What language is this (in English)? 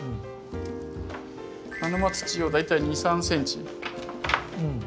Japanese